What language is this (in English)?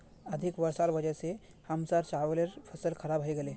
Magahi